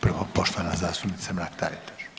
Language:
Croatian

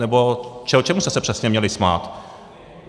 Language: Czech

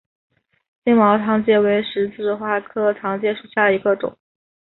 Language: Chinese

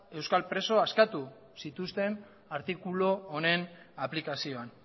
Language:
Basque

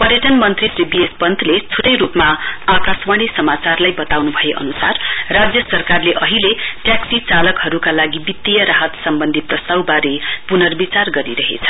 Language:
Nepali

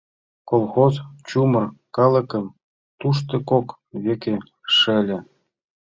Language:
Mari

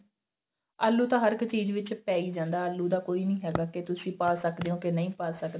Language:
Punjabi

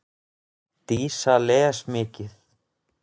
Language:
Icelandic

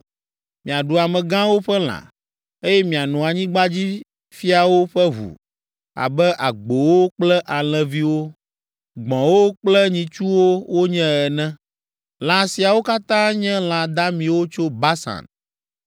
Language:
Ewe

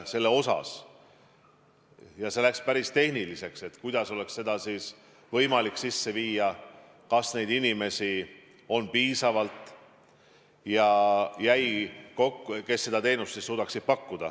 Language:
Estonian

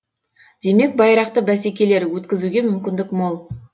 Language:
Kazakh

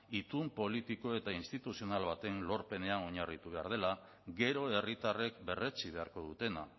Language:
Basque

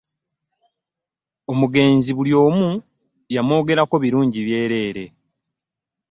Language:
Ganda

